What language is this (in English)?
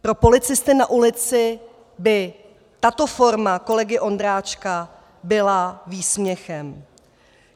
Czech